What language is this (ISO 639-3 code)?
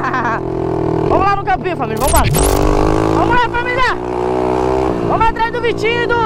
por